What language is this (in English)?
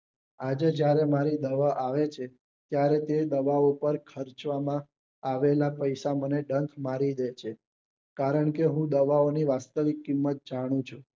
Gujarati